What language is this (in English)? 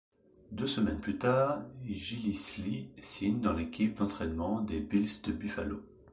French